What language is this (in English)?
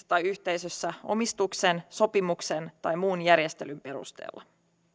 Finnish